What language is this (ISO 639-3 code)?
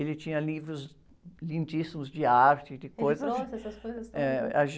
por